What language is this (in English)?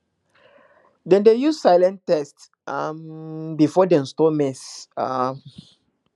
Nigerian Pidgin